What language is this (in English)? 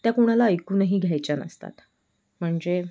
Marathi